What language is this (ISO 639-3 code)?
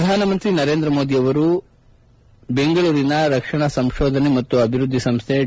kan